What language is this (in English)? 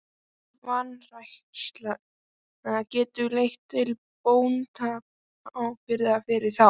Icelandic